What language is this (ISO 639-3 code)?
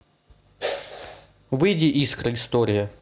rus